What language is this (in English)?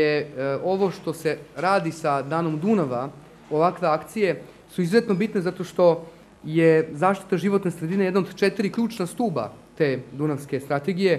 Italian